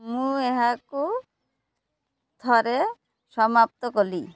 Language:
Odia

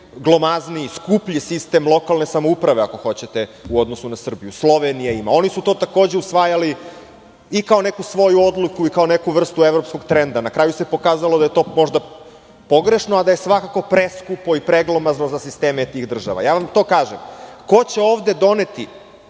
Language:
Serbian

